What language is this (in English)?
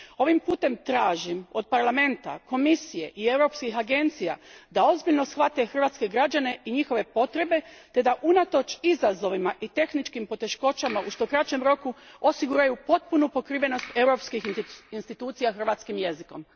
Croatian